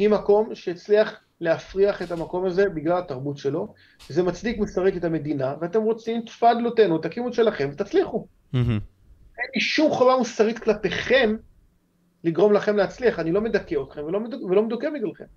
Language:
Hebrew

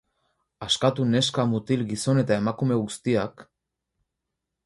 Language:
Basque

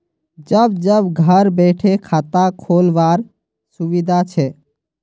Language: Magahi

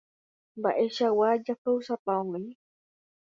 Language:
Guarani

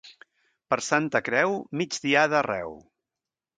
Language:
Catalan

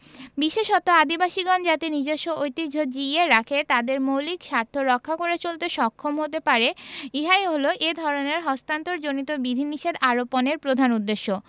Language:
Bangla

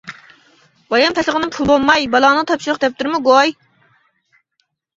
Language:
Uyghur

